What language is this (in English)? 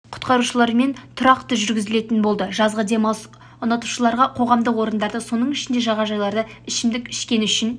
Kazakh